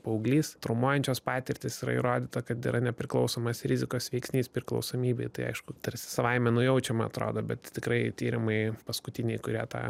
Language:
Lithuanian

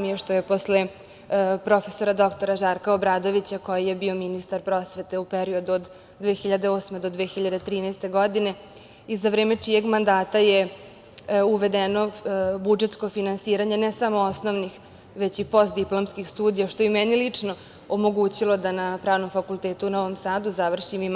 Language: Serbian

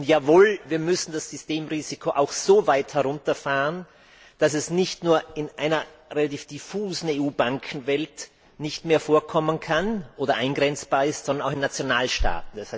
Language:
German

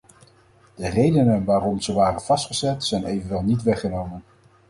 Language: Dutch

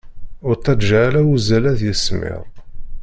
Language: Kabyle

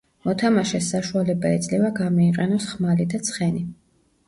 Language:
Georgian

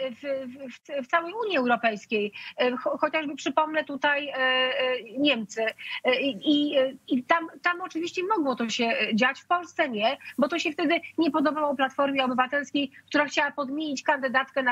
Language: Polish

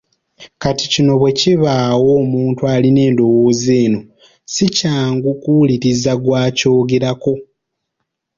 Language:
Ganda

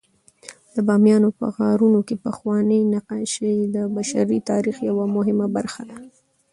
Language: Pashto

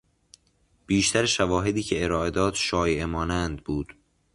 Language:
Persian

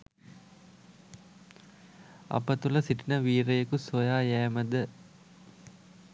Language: Sinhala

